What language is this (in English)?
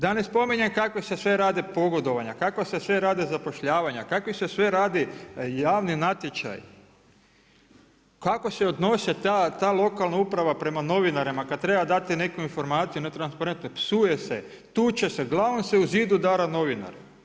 Croatian